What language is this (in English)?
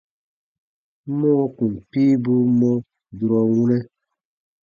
Baatonum